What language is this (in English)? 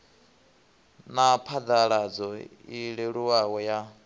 Venda